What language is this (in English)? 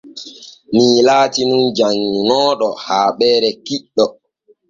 Borgu Fulfulde